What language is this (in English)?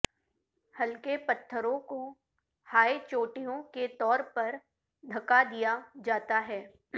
Urdu